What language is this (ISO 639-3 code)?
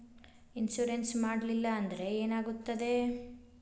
kan